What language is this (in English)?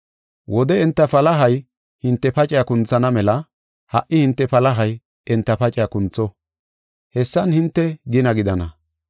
Gofa